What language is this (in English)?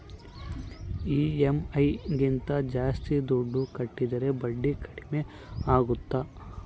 Kannada